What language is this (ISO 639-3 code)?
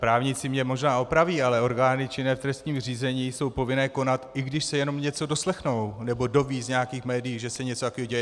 ces